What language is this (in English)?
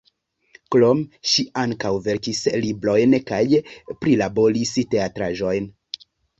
Esperanto